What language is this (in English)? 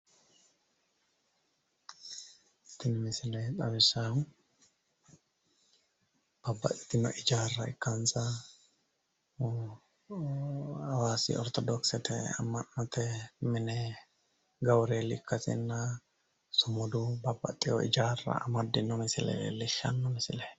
Sidamo